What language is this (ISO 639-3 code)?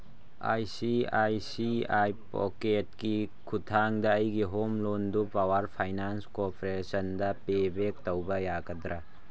mni